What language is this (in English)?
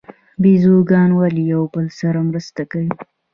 Pashto